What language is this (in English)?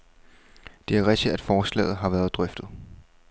Danish